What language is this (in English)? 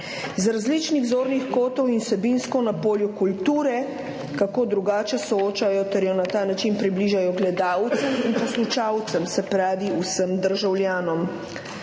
Slovenian